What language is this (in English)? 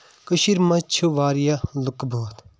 Kashmiri